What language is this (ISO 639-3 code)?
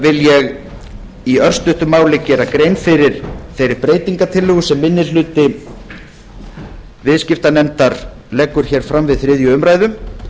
isl